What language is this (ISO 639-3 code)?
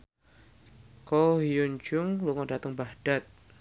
jav